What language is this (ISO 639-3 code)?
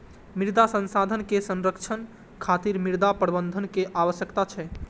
mai